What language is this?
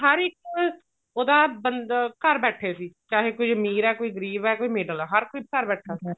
Punjabi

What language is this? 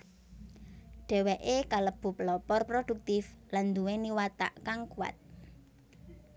Javanese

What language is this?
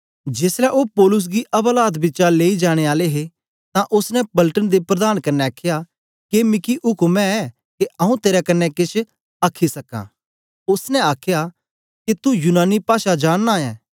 Dogri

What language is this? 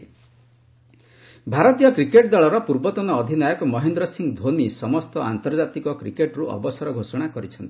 Odia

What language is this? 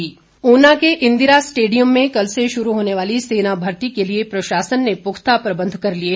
Hindi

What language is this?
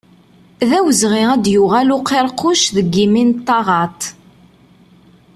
Kabyle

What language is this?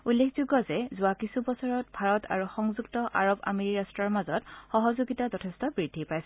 Assamese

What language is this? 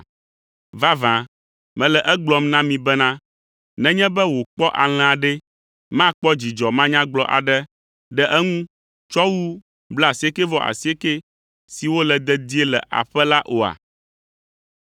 Ewe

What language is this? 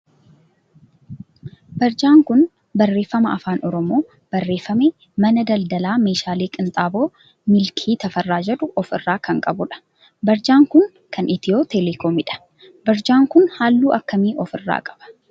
Oromo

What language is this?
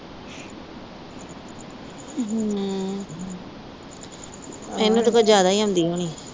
Punjabi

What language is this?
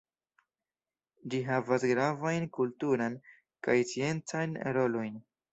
Esperanto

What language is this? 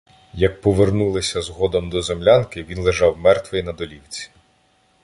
Ukrainian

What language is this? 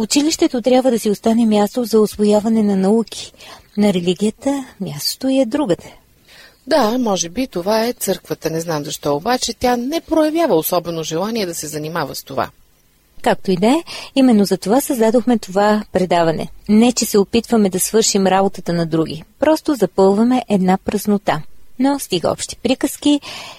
Bulgarian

